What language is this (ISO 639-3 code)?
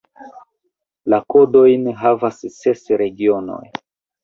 epo